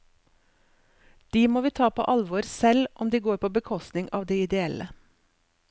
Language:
Norwegian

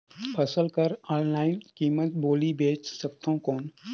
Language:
Chhattisgarhi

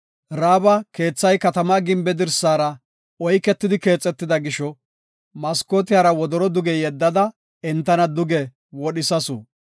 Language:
Gofa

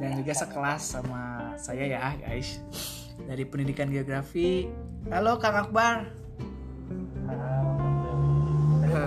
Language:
Indonesian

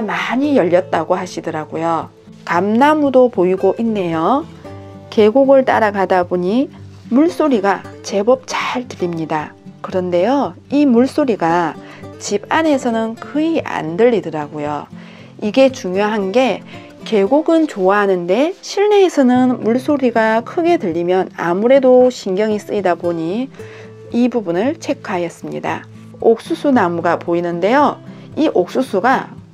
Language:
Korean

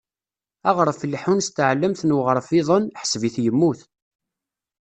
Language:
Kabyle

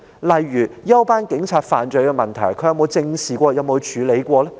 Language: Cantonese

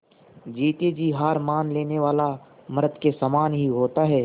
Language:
Hindi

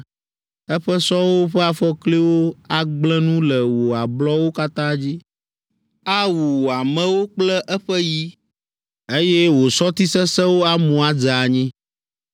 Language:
Ewe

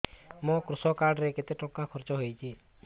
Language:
Odia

